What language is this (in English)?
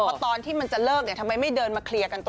Thai